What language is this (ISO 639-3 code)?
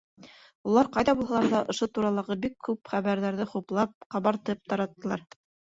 bak